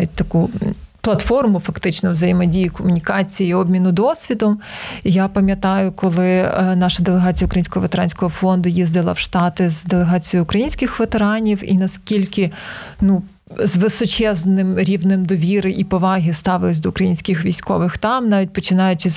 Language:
Ukrainian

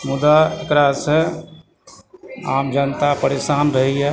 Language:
Maithili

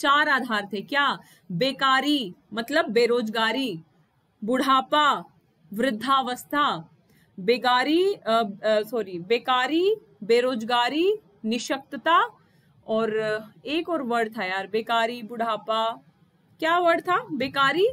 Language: Hindi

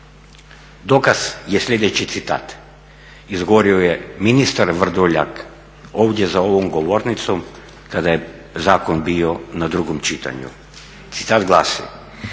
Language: Croatian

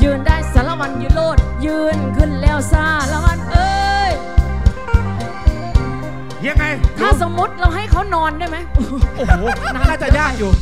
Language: Thai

